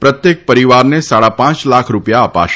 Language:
Gujarati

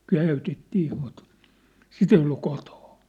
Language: Finnish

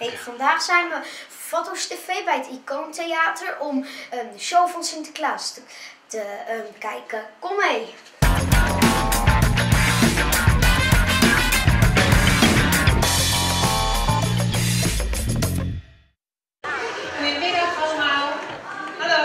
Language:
Dutch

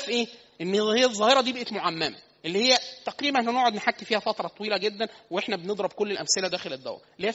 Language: Arabic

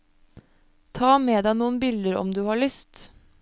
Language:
Norwegian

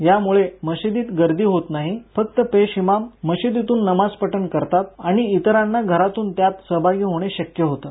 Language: Marathi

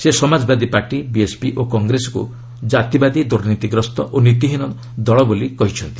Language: Odia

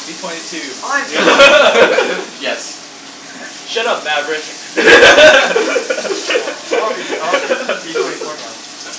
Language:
English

